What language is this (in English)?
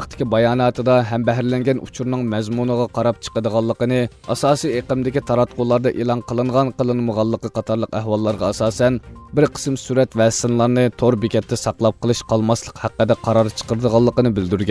Turkish